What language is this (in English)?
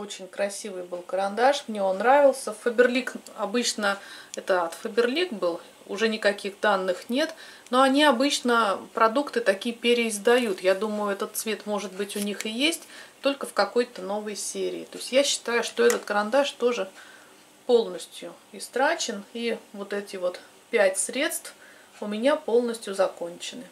Russian